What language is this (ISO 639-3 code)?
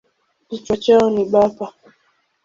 swa